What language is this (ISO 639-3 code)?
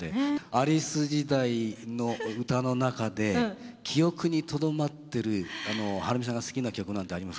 jpn